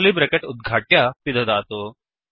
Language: Sanskrit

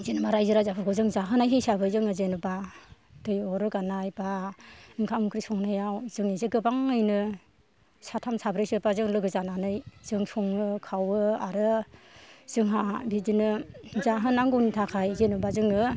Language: Bodo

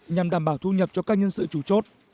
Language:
Vietnamese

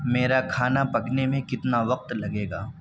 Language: Urdu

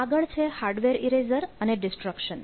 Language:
Gujarati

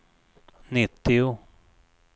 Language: Swedish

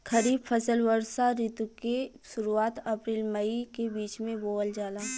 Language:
Bhojpuri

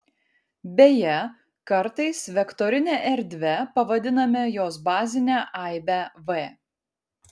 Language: Lithuanian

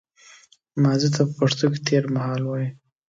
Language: Pashto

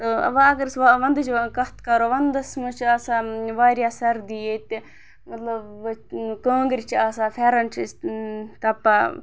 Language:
Kashmiri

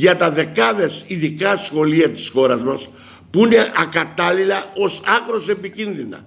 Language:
Greek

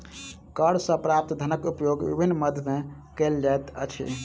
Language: Maithili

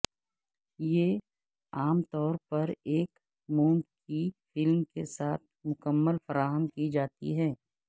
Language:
Urdu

